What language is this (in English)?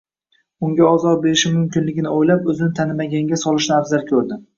Uzbek